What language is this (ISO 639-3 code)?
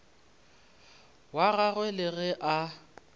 nso